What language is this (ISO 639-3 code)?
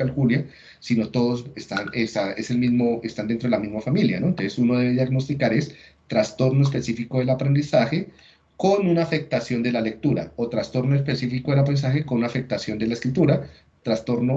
spa